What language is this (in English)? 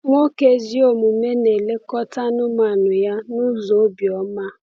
Igbo